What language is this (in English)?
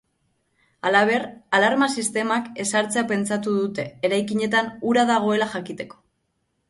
Basque